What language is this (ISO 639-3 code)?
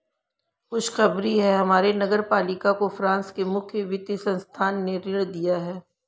hin